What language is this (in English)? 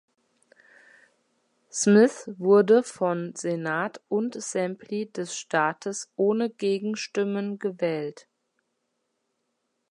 German